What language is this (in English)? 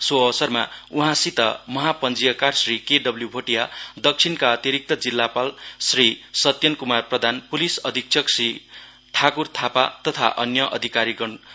Nepali